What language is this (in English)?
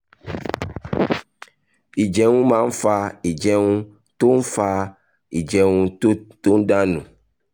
Yoruba